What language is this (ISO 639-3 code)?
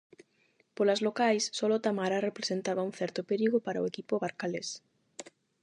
glg